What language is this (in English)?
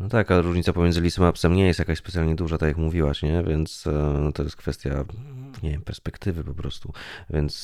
Polish